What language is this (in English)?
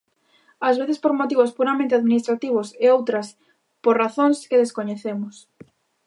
Galician